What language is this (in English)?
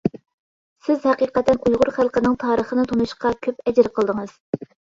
Uyghur